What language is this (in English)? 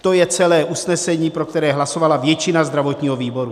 Czech